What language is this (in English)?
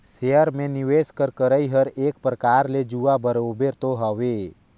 Chhattisgarhi